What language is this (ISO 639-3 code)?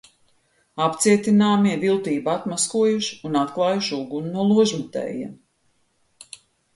lav